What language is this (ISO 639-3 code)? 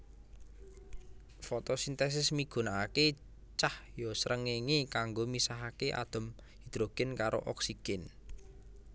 jav